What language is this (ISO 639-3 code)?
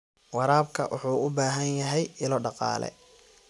som